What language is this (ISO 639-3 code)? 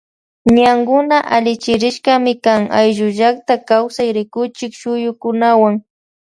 qvj